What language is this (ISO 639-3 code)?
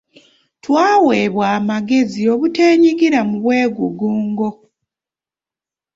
lug